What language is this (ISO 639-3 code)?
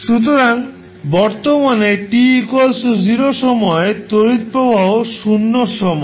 ben